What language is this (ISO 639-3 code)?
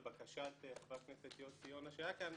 heb